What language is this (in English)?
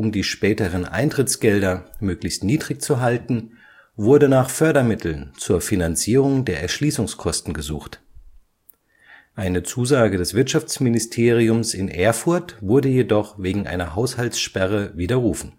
German